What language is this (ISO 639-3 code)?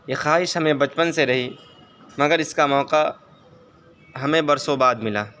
urd